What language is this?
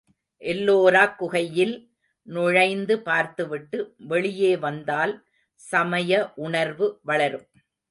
Tamil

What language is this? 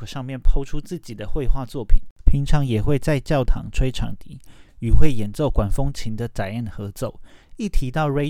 Chinese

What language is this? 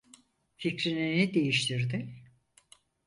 Turkish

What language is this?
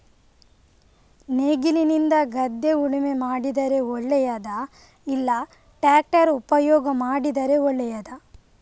Kannada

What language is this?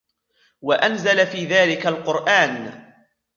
Arabic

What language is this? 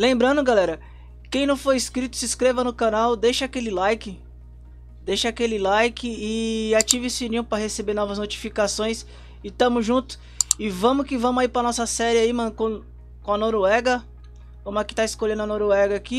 Portuguese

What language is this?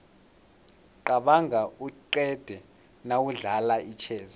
South Ndebele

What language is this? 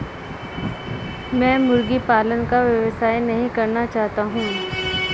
Hindi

